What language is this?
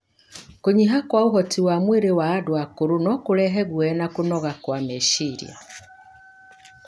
Kikuyu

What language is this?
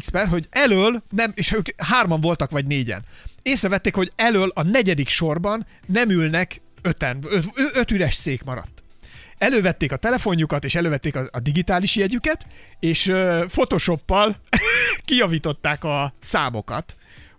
Hungarian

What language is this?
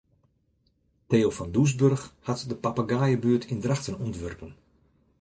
Western Frisian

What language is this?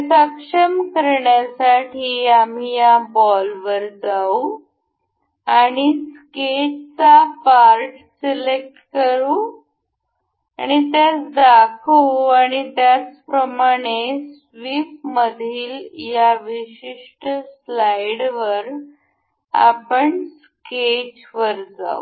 Marathi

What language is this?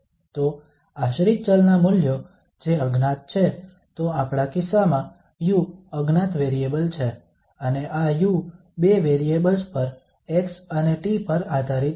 Gujarati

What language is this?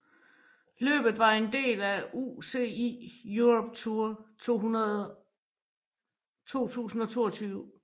Danish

